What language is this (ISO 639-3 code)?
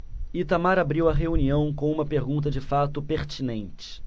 por